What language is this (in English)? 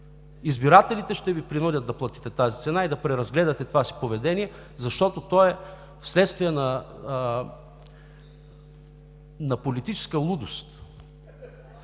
Bulgarian